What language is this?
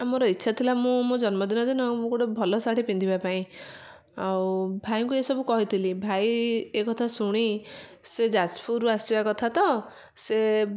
Odia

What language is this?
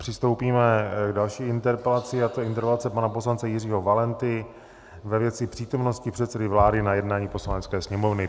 Czech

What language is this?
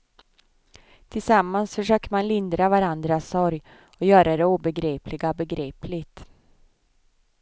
Swedish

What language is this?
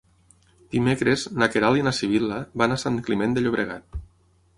Catalan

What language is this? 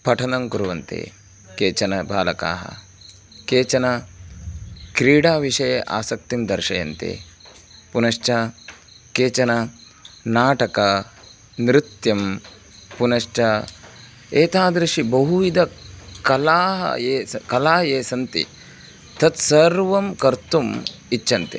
Sanskrit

